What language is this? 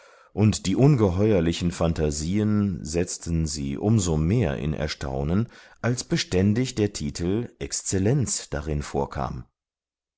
German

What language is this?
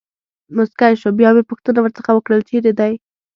Pashto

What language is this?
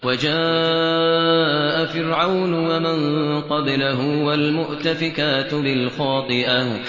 Arabic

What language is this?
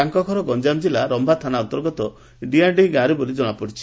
Odia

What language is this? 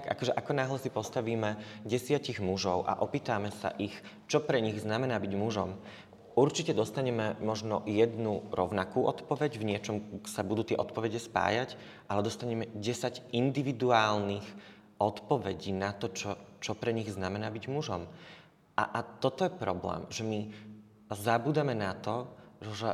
Slovak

